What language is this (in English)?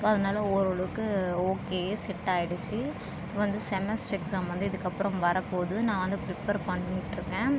Tamil